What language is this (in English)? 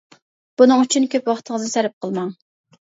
Uyghur